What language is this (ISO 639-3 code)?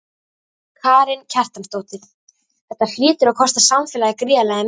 isl